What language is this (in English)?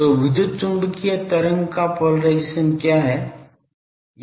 Hindi